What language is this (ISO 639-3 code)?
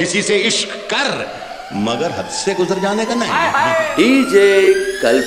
ind